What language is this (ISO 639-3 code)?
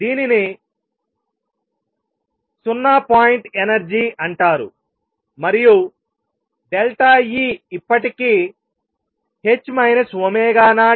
tel